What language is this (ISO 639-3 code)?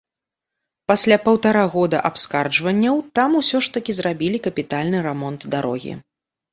bel